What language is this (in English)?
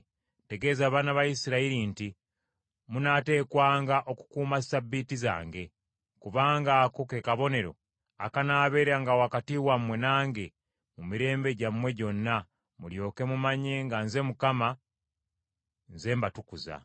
Ganda